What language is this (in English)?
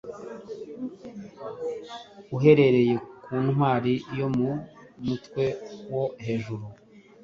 Kinyarwanda